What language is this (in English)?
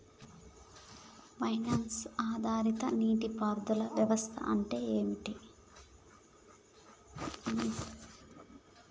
Telugu